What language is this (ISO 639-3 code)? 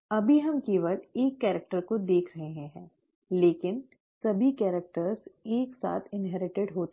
hin